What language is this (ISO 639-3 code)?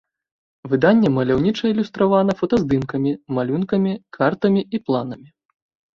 bel